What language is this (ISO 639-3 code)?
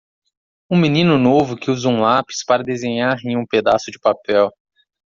por